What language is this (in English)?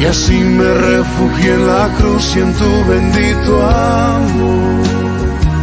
Spanish